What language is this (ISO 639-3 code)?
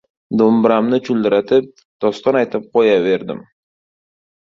uzb